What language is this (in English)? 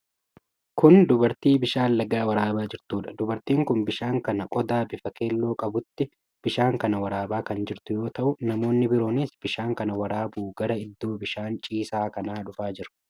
Oromo